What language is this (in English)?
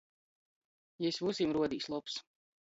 Latgalian